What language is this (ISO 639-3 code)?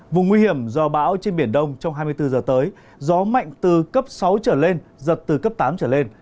vie